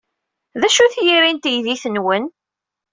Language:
Kabyle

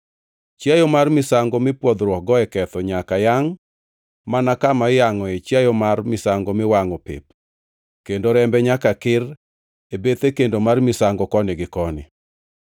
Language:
Luo (Kenya and Tanzania)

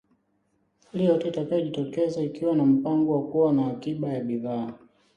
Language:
Swahili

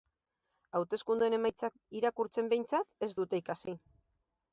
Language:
Basque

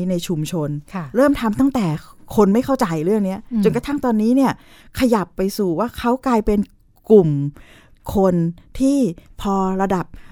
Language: Thai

